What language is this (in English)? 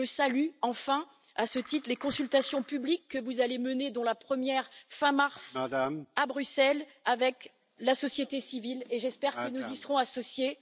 French